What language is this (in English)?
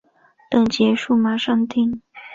Chinese